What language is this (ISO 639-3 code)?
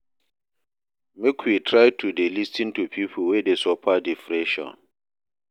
pcm